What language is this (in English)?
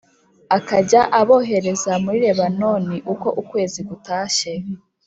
Kinyarwanda